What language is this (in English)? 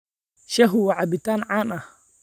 Somali